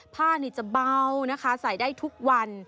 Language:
Thai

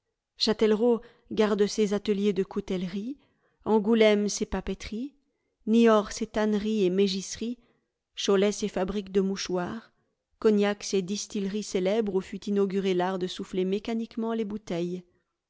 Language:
French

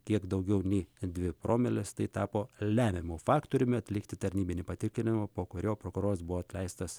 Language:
Lithuanian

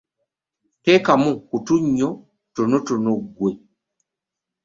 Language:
Ganda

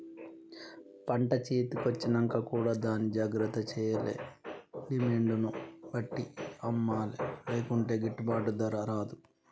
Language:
Telugu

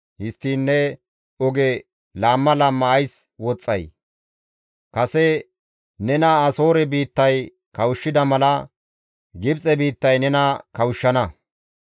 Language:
Gamo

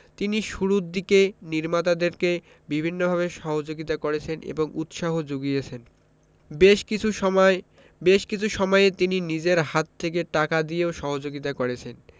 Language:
Bangla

